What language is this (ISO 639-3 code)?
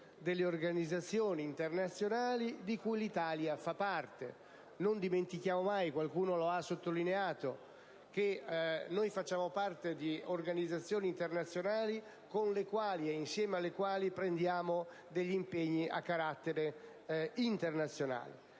ita